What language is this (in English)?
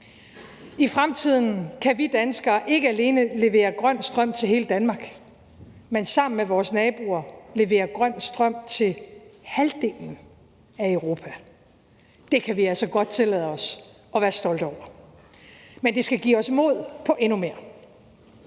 Danish